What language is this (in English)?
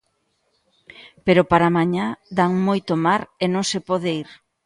Galician